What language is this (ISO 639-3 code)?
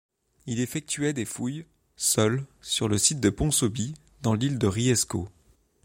fra